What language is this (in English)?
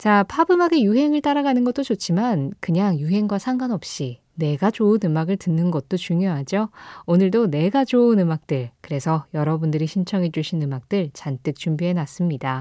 Korean